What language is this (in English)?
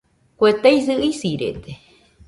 Nüpode Huitoto